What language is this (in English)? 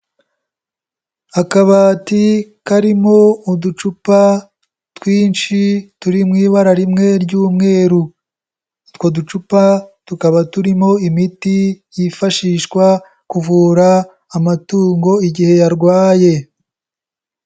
Kinyarwanda